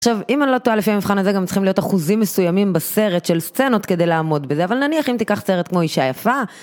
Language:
Hebrew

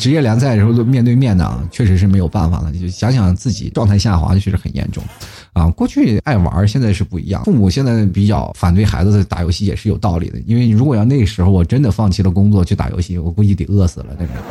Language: Chinese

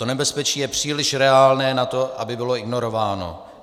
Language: Czech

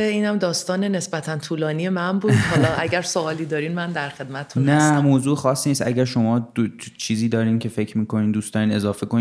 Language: Persian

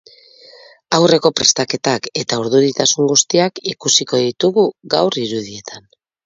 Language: Basque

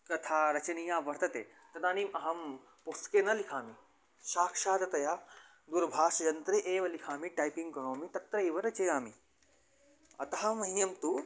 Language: Sanskrit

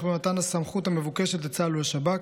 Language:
Hebrew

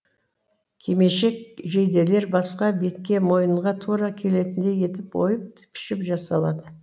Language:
Kazakh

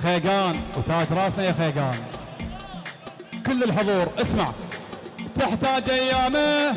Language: Arabic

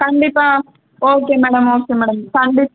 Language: Tamil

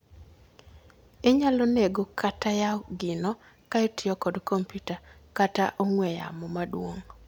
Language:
Luo (Kenya and Tanzania)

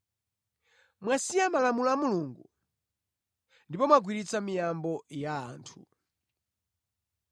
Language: Nyanja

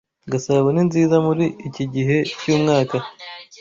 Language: Kinyarwanda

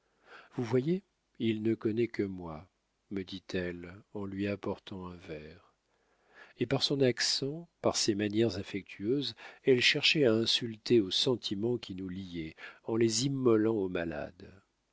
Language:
French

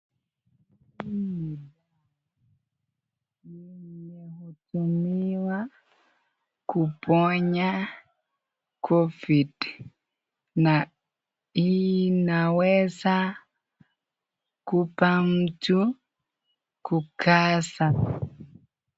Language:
Swahili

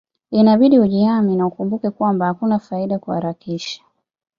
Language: Swahili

